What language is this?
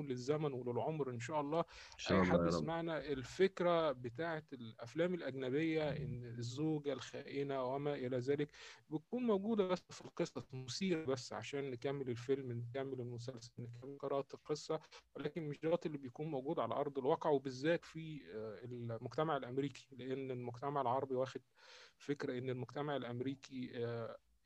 Arabic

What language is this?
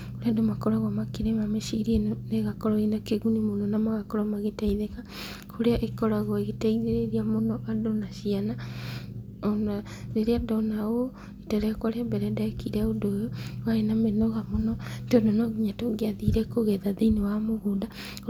Kikuyu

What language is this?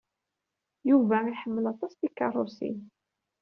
Kabyle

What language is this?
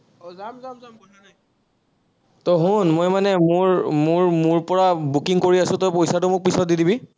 Assamese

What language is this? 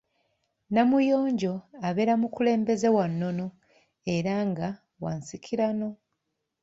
Ganda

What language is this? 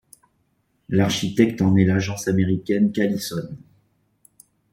French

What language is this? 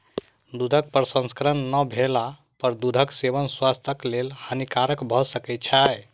Maithili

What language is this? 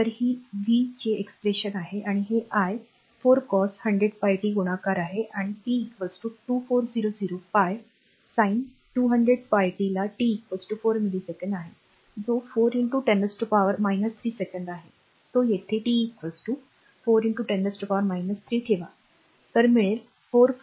Marathi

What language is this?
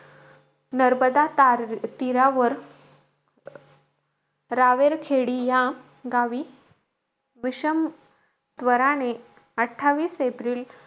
Marathi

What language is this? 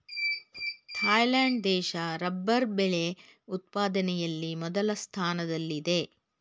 Kannada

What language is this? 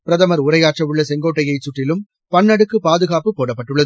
Tamil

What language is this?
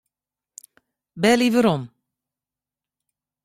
Western Frisian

